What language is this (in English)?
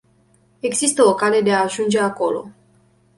Romanian